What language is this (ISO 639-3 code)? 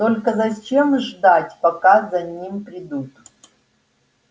rus